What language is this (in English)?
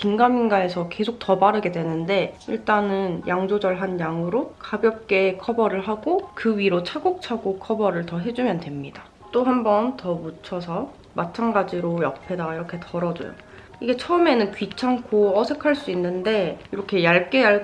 Korean